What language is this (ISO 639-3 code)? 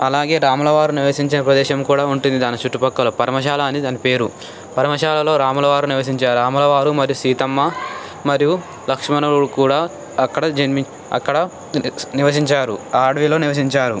tel